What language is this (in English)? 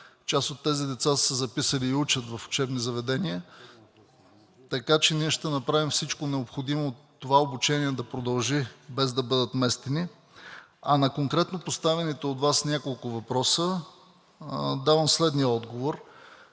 Bulgarian